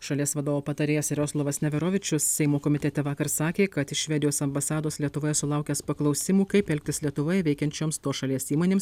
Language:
Lithuanian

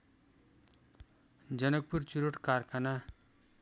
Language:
Nepali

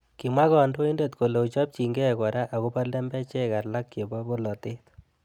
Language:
Kalenjin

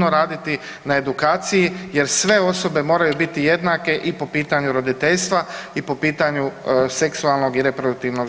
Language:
Croatian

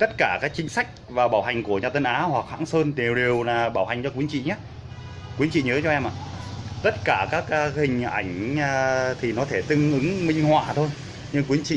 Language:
Vietnamese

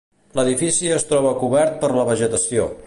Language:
Catalan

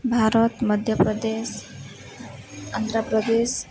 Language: Odia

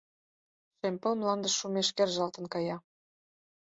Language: Mari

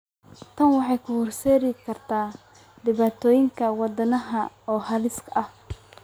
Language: Somali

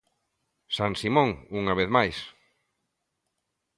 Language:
Galician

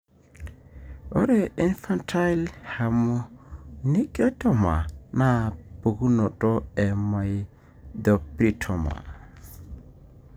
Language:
Masai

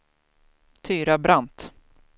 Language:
Swedish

